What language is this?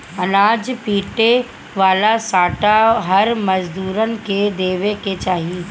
Bhojpuri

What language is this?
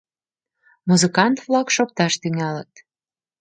Mari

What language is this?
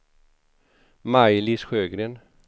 Swedish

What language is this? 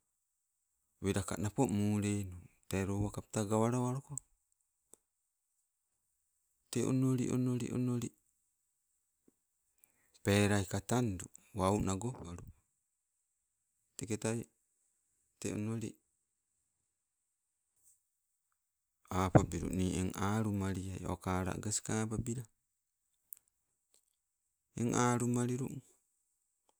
Sibe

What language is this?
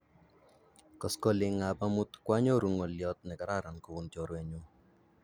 Kalenjin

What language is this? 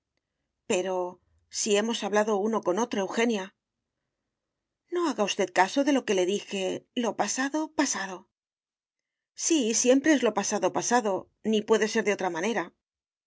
Spanish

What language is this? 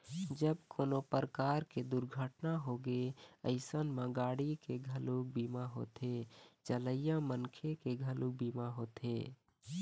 Chhattisgarhi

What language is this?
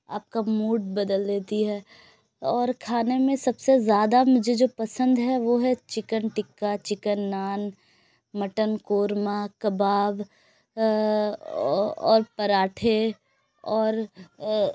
Urdu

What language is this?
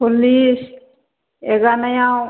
Bodo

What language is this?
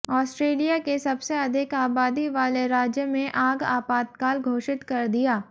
Hindi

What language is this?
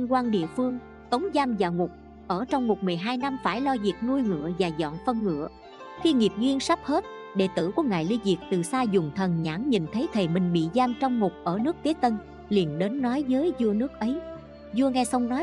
Vietnamese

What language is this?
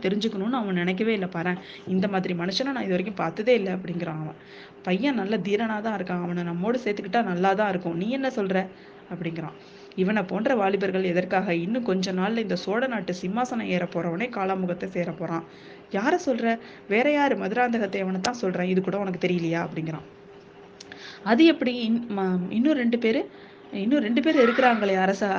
Tamil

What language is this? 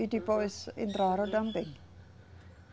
Portuguese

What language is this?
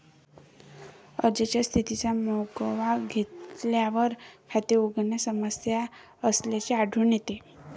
Marathi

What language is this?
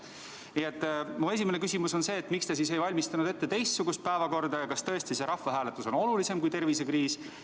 Estonian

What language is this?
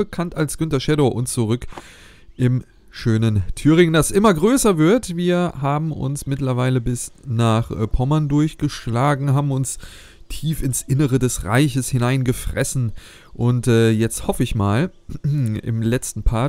German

